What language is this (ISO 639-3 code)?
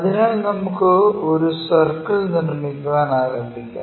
mal